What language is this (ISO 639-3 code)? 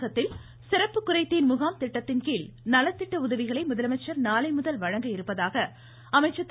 tam